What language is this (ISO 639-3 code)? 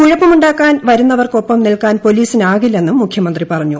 mal